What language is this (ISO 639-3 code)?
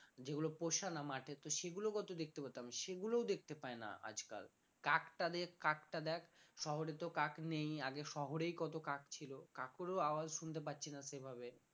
ben